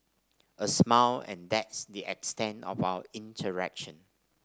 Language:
English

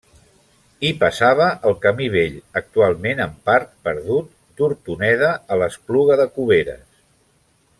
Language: Catalan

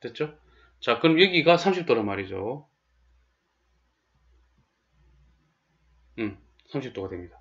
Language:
Korean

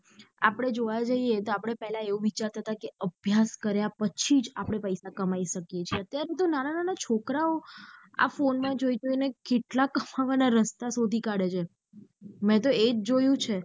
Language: Gujarati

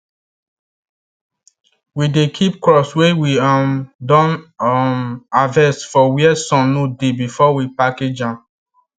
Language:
Nigerian Pidgin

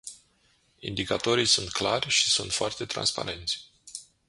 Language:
Romanian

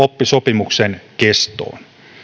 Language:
Finnish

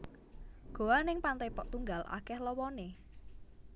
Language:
Javanese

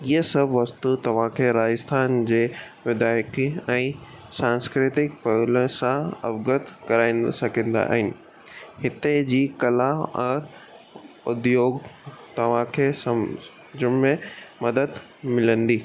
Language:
Sindhi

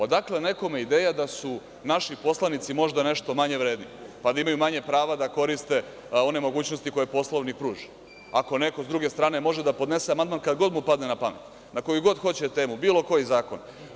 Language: Serbian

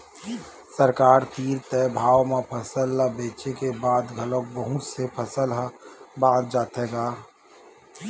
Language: Chhattisgarhi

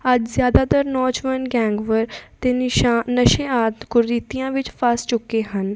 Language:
Punjabi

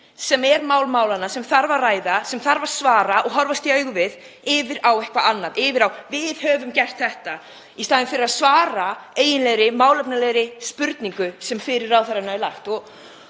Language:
Icelandic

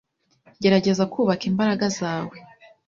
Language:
Kinyarwanda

